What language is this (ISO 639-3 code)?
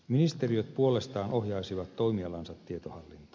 fin